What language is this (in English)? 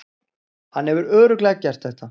Icelandic